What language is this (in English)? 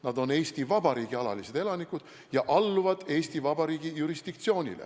Estonian